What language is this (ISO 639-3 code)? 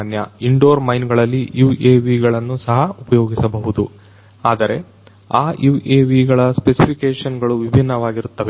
kan